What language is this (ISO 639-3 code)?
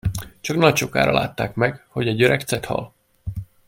hun